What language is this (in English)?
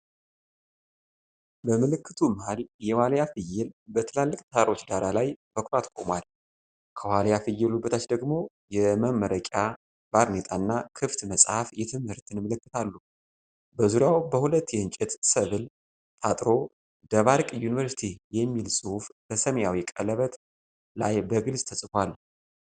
Amharic